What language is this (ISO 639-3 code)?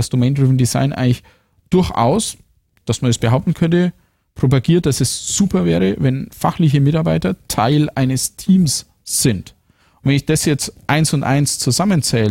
deu